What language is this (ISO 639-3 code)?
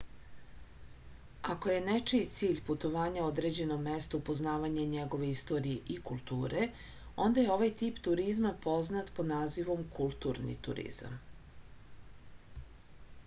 srp